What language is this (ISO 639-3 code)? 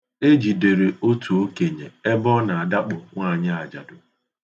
ibo